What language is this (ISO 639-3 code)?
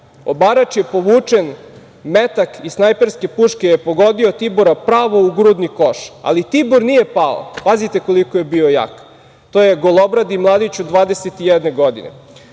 srp